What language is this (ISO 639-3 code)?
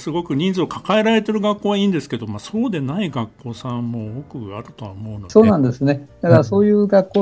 jpn